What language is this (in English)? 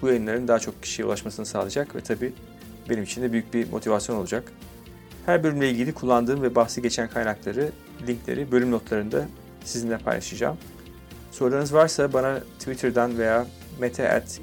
Turkish